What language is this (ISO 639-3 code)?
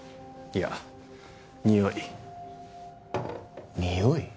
jpn